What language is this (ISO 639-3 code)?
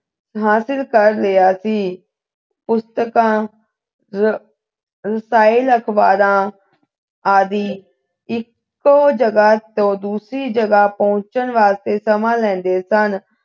pan